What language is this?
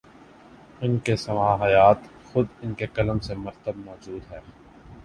Urdu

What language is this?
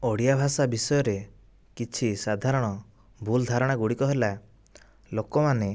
Odia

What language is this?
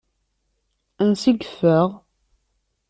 Kabyle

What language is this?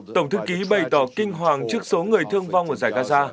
Vietnamese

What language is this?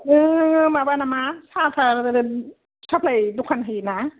Bodo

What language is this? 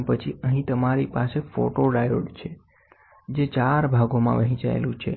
Gujarati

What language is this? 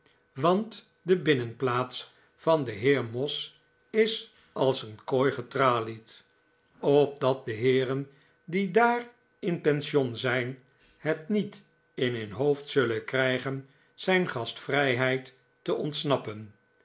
Dutch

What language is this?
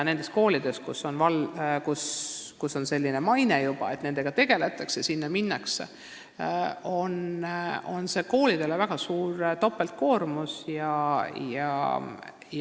Estonian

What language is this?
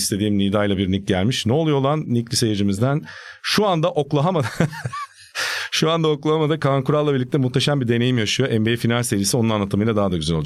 Turkish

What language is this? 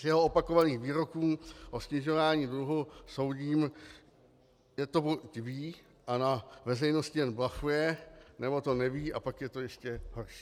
Czech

